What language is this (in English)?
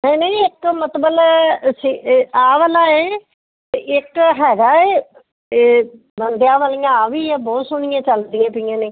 Punjabi